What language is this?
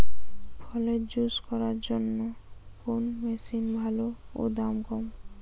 Bangla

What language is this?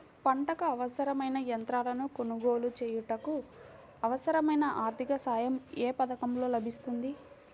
Telugu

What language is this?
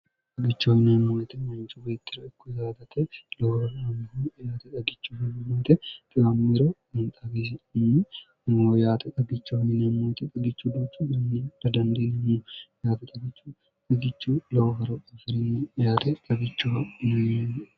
Sidamo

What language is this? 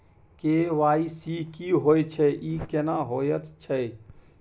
Maithili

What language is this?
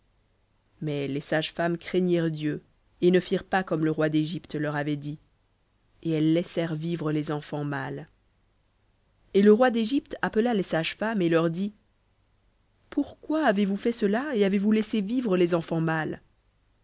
French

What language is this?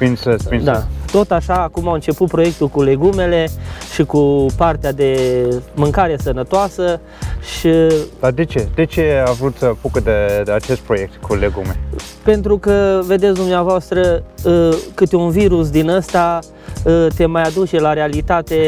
Romanian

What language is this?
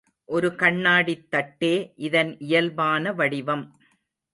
Tamil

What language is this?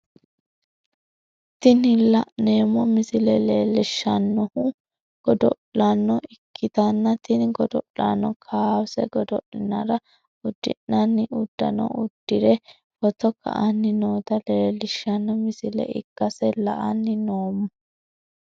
Sidamo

